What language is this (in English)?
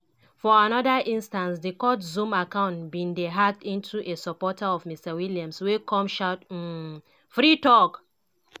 Nigerian Pidgin